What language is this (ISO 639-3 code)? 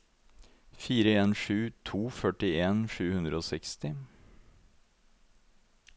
nor